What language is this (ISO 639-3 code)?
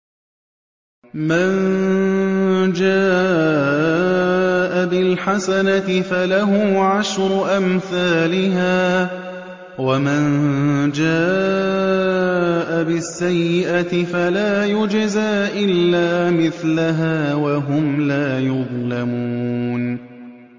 ara